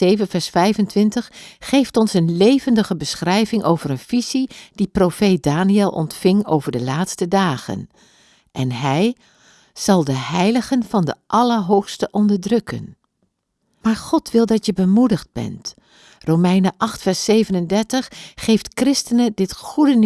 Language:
Dutch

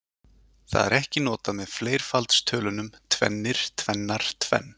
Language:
Icelandic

